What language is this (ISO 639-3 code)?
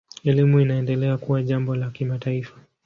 swa